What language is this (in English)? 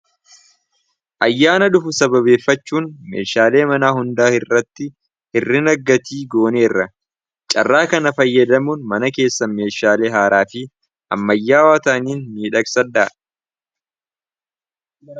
Oromo